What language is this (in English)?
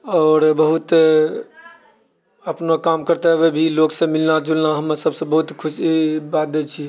Maithili